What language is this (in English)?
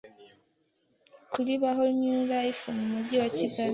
Kinyarwanda